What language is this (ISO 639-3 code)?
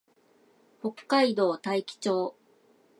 jpn